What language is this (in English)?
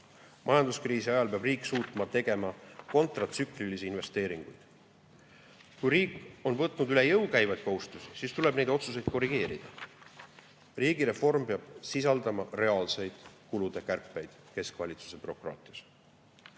Estonian